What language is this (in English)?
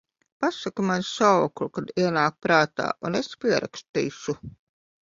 Latvian